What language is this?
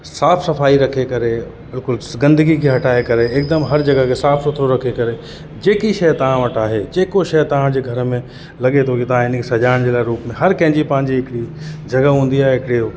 Sindhi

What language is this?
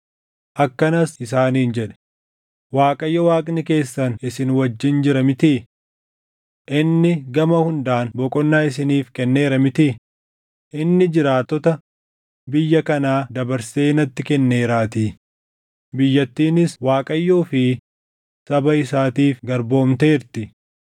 Oromo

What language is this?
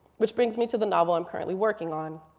English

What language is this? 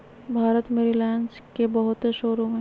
Magahi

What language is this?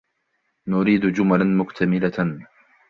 Arabic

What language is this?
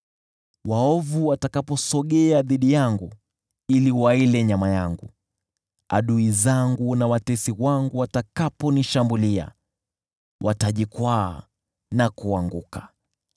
Swahili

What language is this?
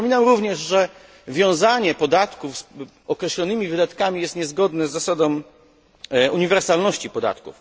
Polish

